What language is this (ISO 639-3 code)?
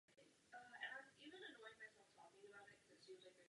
ces